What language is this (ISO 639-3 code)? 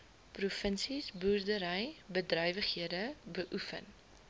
afr